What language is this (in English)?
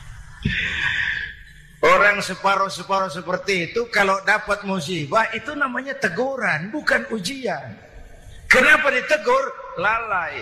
Indonesian